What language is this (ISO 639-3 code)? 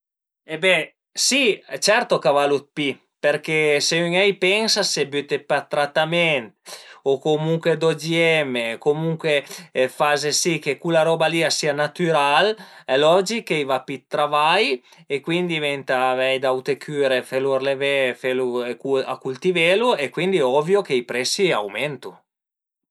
pms